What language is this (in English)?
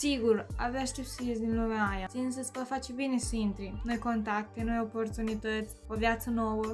Romanian